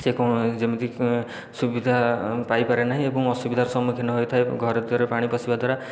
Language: Odia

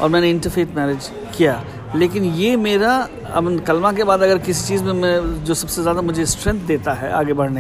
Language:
Urdu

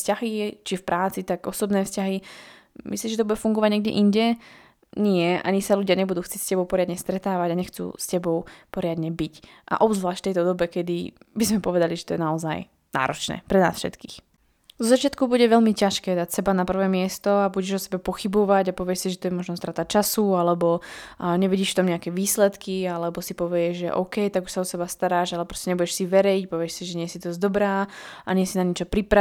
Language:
Slovak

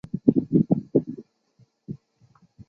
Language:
Chinese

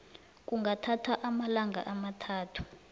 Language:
South Ndebele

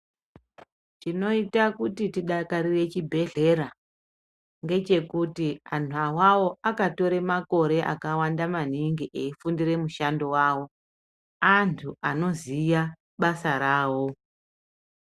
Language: Ndau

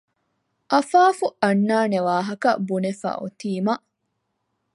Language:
Divehi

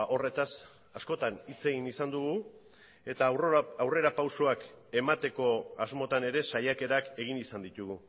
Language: Basque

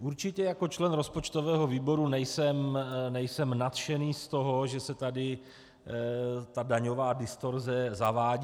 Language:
Czech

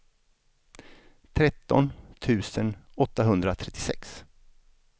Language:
Swedish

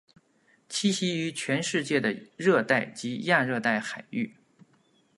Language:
Chinese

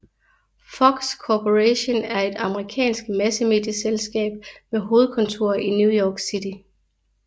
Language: Danish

